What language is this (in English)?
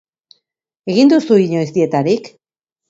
Basque